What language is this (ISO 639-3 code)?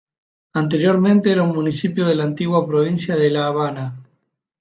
spa